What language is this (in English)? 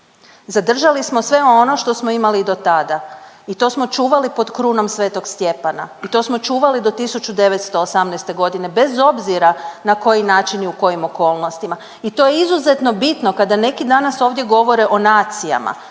Croatian